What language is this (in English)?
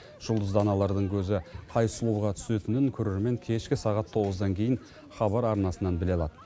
Kazakh